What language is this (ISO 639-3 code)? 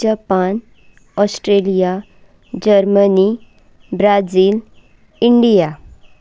kok